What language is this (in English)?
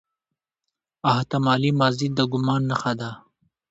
Pashto